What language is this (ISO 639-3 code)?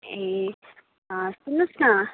nep